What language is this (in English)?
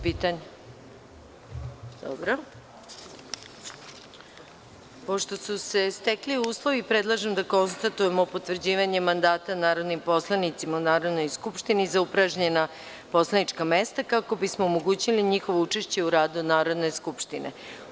Serbian